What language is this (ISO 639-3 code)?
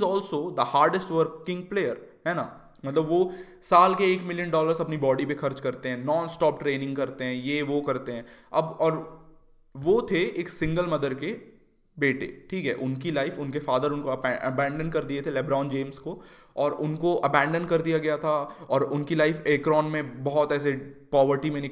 hin